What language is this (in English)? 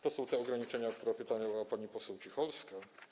Polish